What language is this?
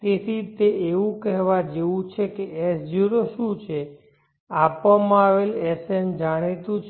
Gujarati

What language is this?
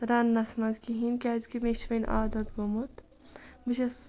Kashmiri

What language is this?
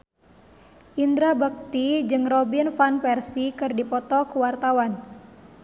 Sundanese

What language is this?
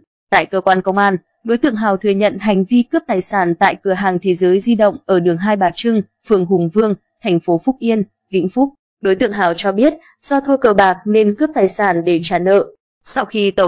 Vietnamese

